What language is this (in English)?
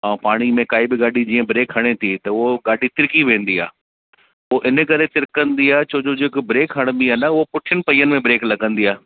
Sindhi